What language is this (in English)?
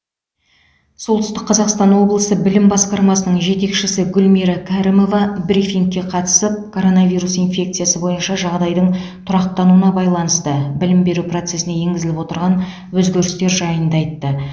Kazakh